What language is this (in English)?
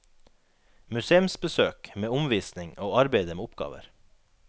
Norwegian